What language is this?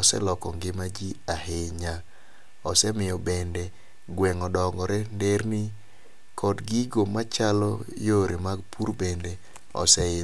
Luo (Kenya and Tanzania)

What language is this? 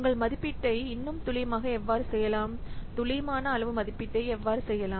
Tamil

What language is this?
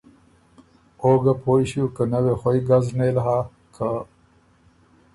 Ormuri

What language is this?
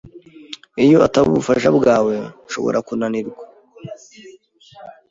Kinyarwanda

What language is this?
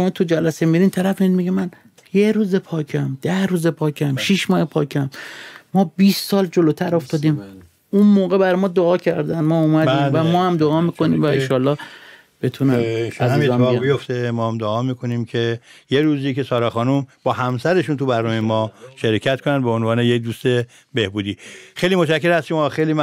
Persian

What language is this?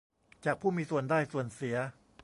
Thai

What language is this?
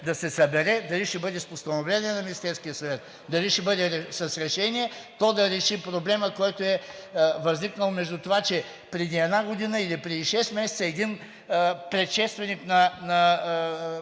Bulgarian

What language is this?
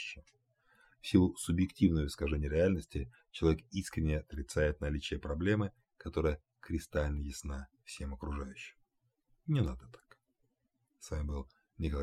Russian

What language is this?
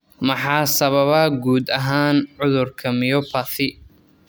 Somali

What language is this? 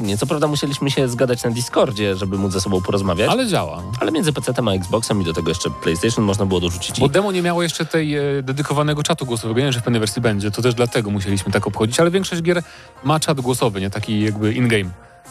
Polish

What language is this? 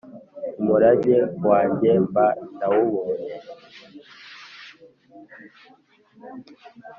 Kinyarwanda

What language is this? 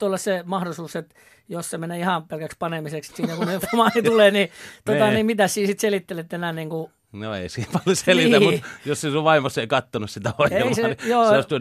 Finnish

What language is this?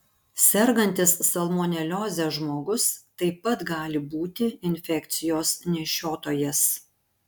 Lithuanian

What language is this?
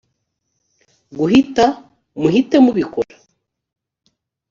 Kinyarwanda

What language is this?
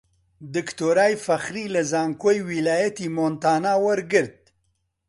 Central Kurdish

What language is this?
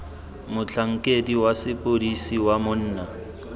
Tswana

